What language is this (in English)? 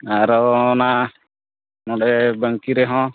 Santali